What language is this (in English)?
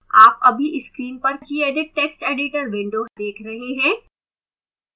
Hindi